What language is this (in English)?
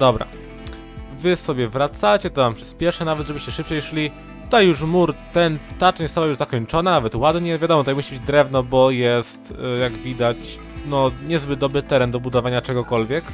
Polish